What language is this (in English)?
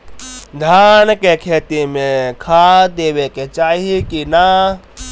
Bhojpuri